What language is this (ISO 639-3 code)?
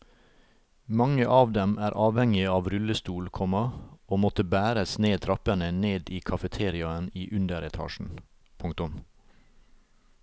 nor